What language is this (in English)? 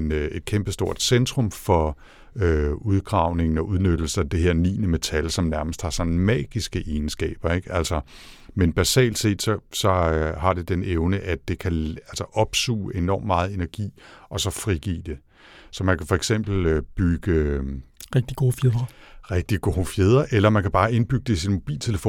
Danish